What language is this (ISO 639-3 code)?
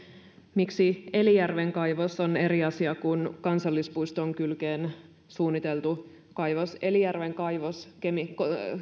fin